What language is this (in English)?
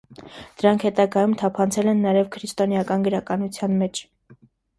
Armenian